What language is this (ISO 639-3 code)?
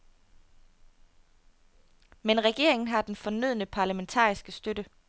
dan